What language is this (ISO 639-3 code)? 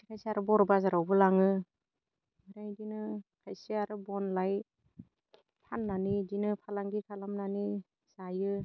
brx